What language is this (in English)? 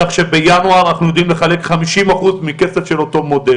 Hebrew